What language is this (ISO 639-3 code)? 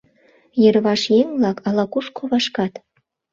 chm